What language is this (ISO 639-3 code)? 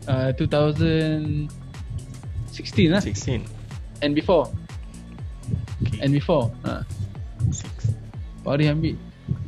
msa